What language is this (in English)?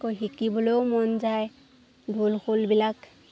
Assamese